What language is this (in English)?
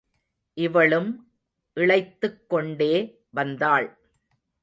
Tamil